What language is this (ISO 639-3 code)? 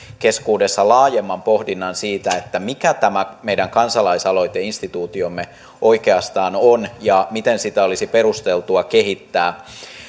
fin